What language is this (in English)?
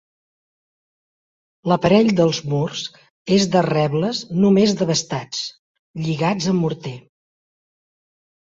Catalan